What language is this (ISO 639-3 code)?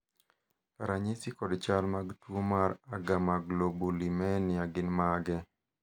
luo